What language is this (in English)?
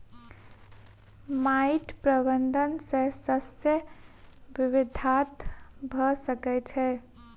Maithili